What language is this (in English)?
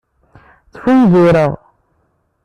Kabyle